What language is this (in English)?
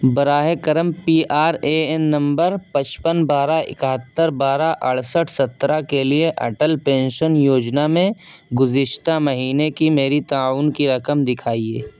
Urdu